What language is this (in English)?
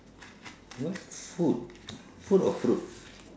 English